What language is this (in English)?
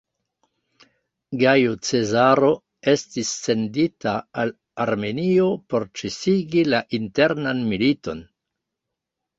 Esperanto